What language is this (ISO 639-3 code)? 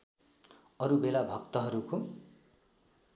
nep